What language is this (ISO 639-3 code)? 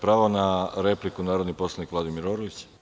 srp